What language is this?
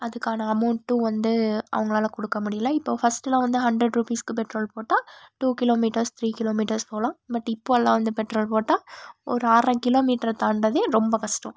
Tamil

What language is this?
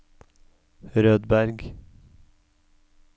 Norwegian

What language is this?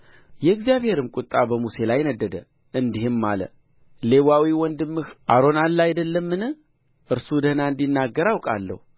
Amharic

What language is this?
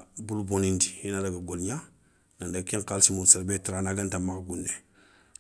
Soninke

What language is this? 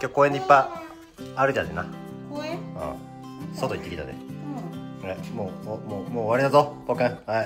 Japanese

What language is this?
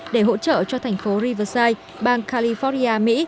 Vietnamese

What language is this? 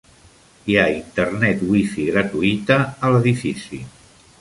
Catalan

